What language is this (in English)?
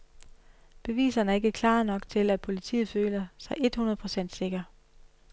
Danish